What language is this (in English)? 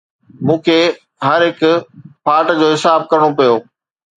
Sindhi